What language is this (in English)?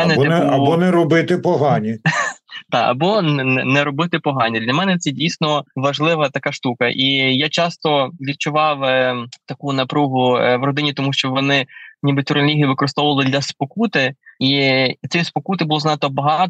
Ukrainian